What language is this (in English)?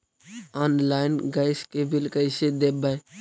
Magahi